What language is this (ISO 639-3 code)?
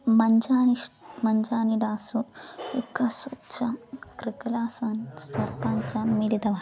san